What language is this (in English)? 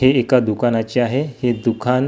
Marathi